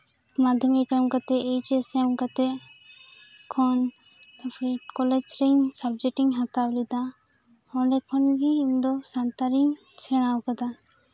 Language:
Santali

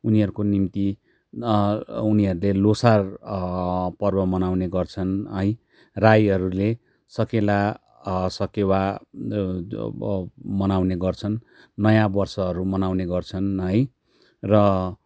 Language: Nepali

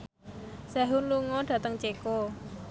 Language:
Javanese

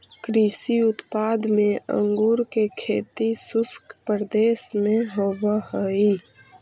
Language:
Magahi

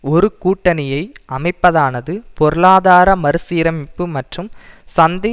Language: Tamil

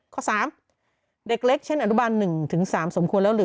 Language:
Thai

